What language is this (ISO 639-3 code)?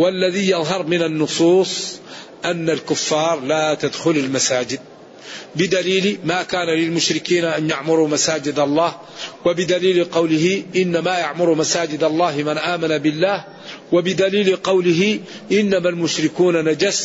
ara